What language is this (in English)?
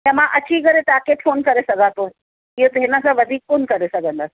Sindhi